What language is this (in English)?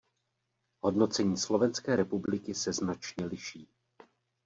Czech